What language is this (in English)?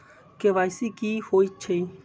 Magahi